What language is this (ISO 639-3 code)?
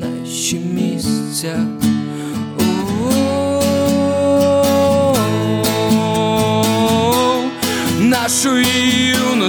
ukr